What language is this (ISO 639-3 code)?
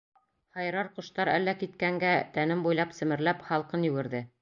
bak